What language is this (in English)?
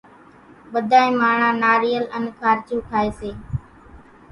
Kachi Koli